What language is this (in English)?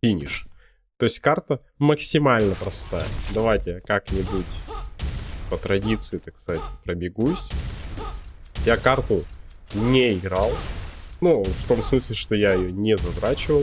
Russian